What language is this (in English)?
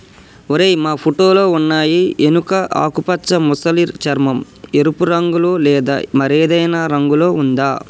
Telugu